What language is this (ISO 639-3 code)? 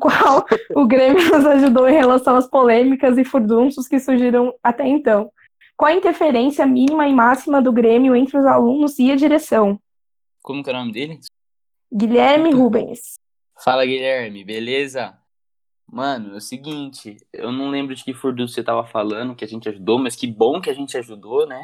por